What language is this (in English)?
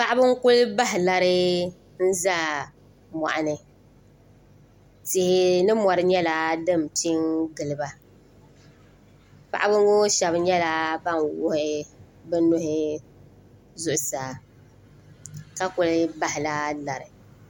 Dagbani